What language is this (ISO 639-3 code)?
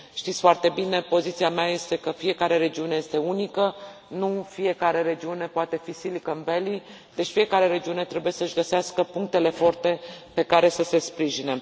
ron